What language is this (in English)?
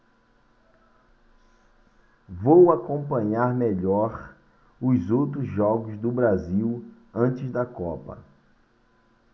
Portuguese